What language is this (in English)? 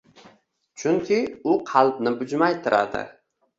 Uzbek